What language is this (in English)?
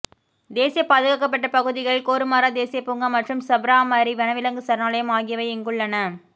Tamil